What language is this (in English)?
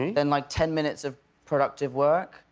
English